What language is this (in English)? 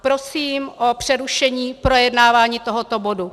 Czech